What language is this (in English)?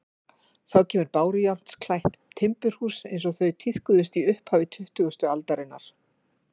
Icelandic